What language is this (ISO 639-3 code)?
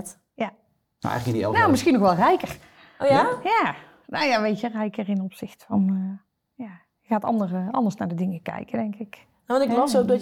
nld